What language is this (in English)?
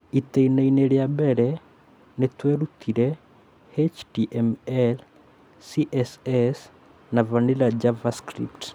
Kikuyu